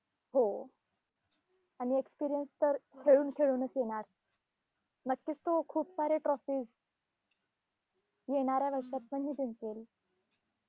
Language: Marathi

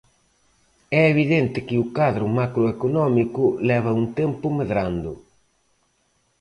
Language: Galician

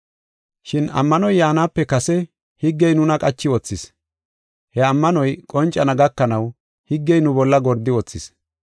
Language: Gofa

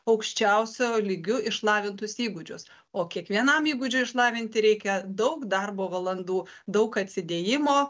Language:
Lithuanian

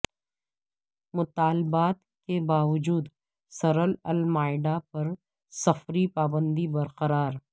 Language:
Urdu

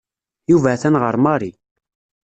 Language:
Kabyle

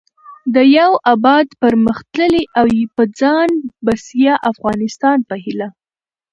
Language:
Pashto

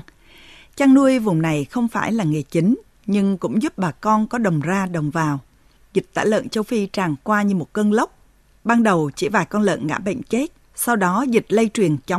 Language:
Vietnamese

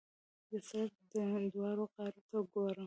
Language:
Pashto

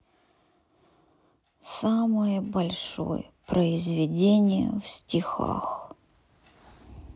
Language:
Russian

